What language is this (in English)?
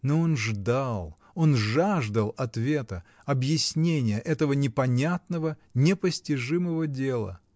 Russian